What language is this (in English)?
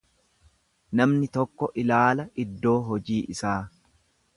Oromo